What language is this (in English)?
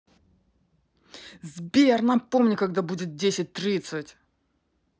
Russian